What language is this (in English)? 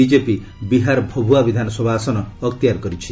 Odia